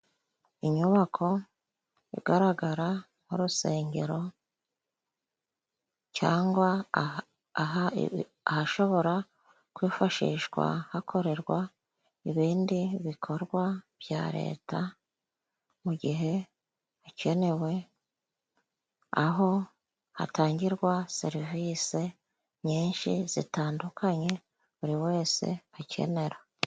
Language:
Kinyarwanda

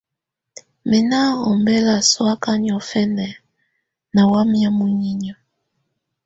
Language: Tunen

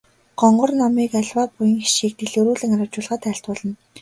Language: Mongolian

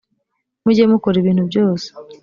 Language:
Kinyarwanda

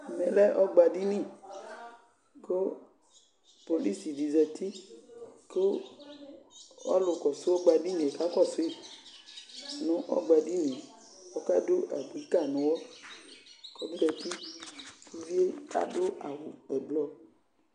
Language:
Ikposo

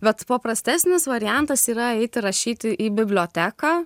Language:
Lithuanian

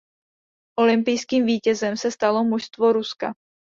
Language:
Czech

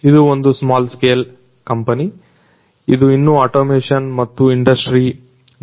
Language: Kannada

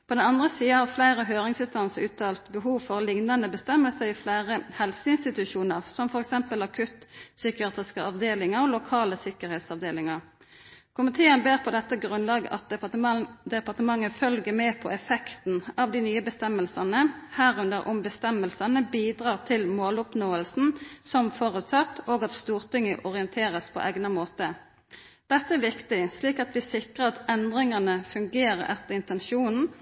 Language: Norwegian Nynorsk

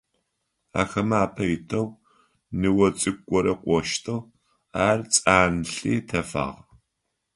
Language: Adyghe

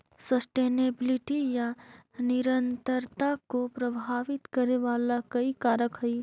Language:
Magahi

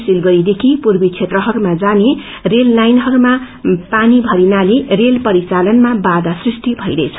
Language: Nepali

